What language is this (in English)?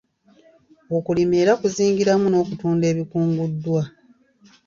Ganda